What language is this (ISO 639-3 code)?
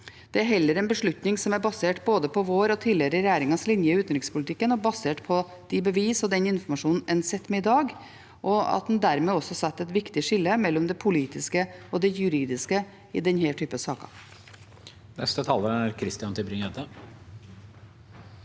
nor